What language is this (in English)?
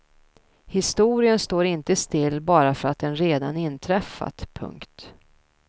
Swedish